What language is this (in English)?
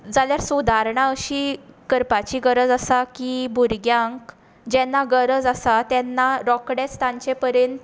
Konkani